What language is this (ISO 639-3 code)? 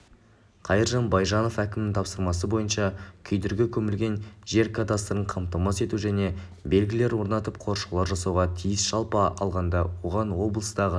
kaz